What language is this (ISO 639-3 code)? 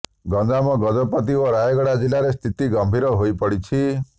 ori